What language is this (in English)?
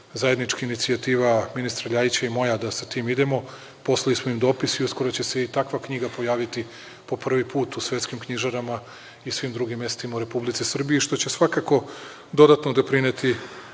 Serbian